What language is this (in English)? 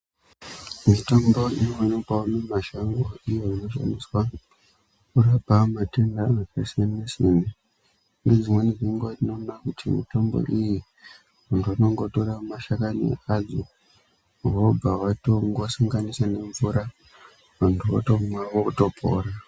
Ndau